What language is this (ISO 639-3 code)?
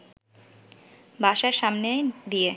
ben